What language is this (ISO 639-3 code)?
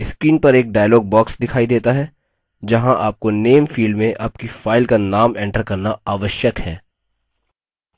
hin